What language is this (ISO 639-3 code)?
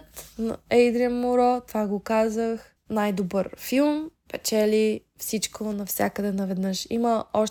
bul